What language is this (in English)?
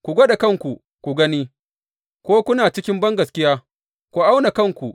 Hausa